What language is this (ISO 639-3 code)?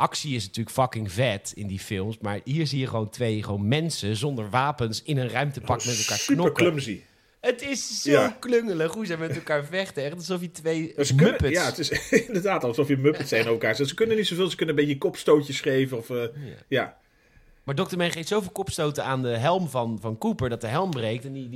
nld